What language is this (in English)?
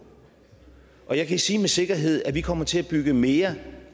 Danish